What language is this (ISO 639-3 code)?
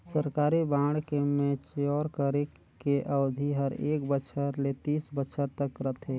hne